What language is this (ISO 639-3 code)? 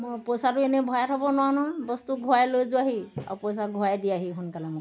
asm